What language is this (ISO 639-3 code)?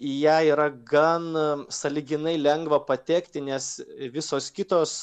lit